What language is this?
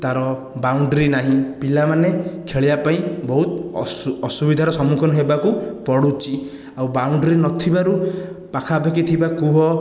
Odia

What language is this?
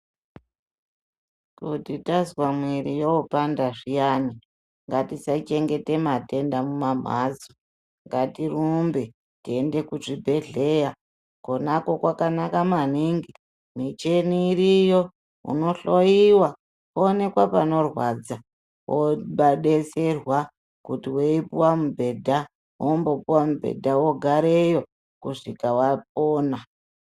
Ndau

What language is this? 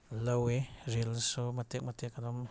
Manipuri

